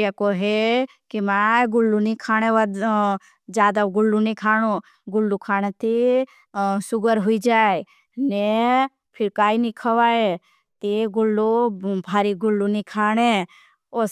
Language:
Bhili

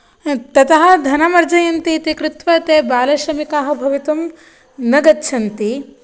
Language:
Sanskrit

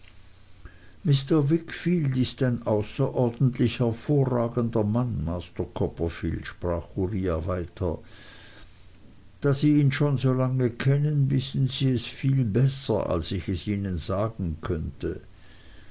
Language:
German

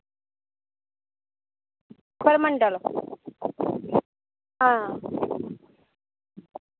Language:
Dogri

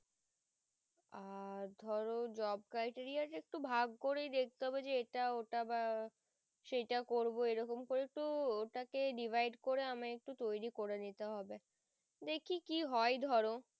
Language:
Bangla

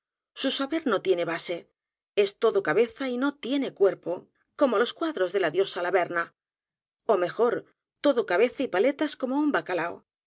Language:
Spanish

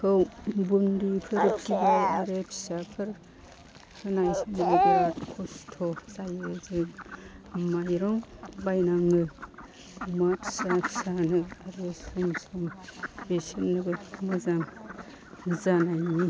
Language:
Bodo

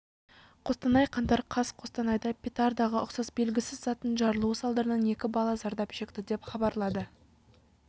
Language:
Kazakh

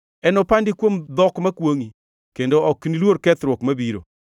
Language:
Luo (Kenya and Tanzania)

